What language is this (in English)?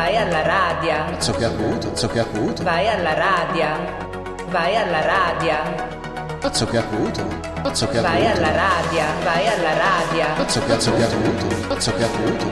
Italian